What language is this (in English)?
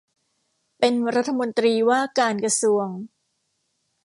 Thai